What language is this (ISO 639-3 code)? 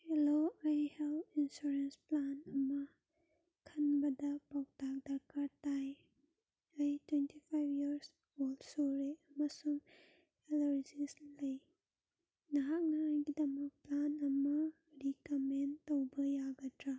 mni